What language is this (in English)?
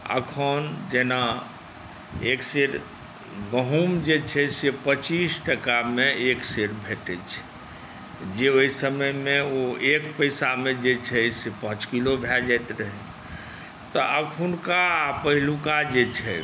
Maithili